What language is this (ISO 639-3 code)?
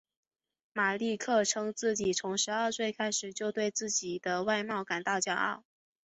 zho